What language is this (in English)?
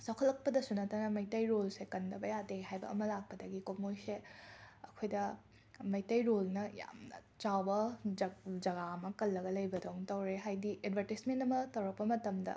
Manipuri